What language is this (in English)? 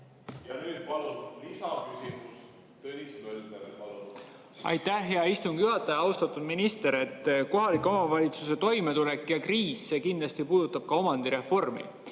Estonian